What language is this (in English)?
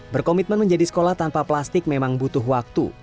Indonesian